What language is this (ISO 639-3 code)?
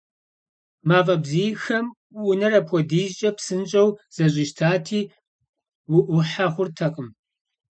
kbd